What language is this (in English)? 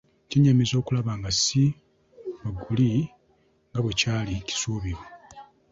Ganda